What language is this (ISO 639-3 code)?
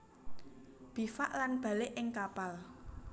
jav